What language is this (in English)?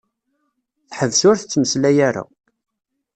Kabyle